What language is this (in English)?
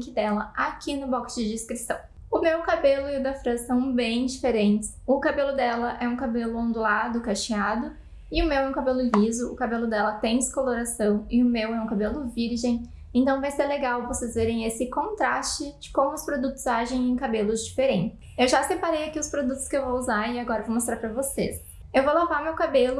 Portuguese